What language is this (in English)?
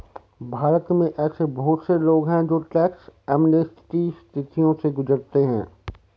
Hindi